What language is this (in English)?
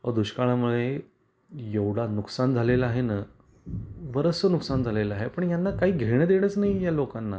Marathi